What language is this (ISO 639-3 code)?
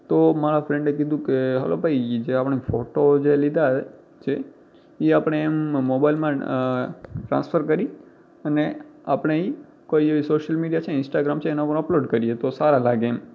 guj